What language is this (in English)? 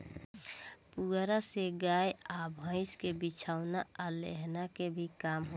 Bhojpuri